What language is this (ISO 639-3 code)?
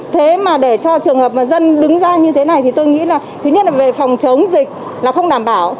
vie